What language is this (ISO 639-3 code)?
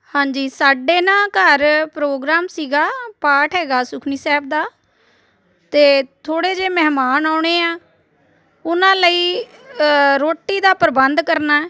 pan